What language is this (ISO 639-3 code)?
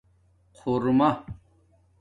dmk